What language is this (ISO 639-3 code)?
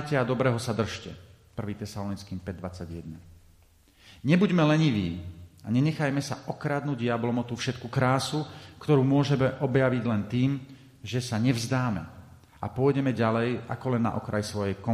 slk